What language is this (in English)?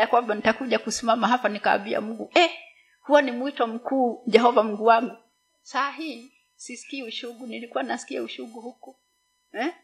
Swahili